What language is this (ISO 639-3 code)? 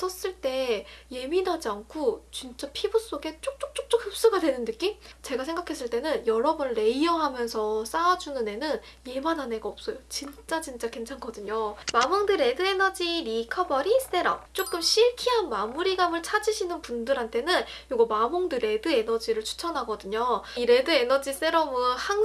kor